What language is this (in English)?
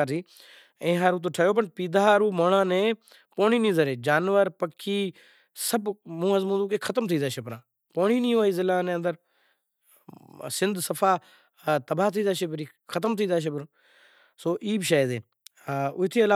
Kachi Koli